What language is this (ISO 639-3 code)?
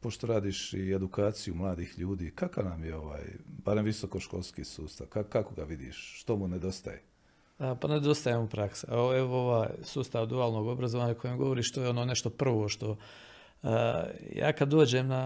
hrv